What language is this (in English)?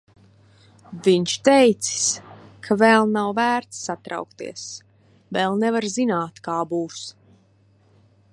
Latvian